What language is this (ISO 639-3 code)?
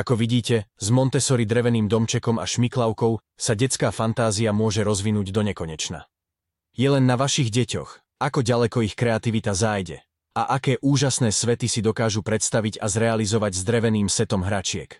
slk